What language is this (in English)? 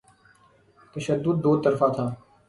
Urdu